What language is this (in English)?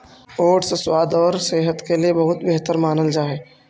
Magahi